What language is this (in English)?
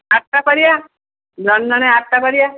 Odia